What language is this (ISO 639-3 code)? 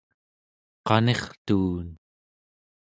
esu